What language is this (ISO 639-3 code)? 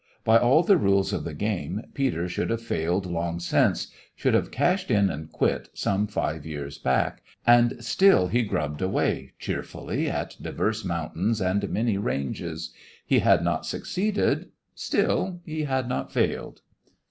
eng